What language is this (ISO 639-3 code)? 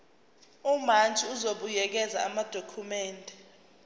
zul